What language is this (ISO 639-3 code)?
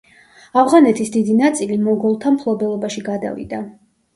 kat